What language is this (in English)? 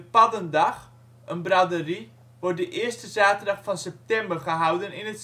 Dutch